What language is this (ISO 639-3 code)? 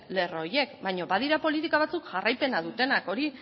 eus